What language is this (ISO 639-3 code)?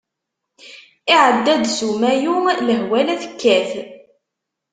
kab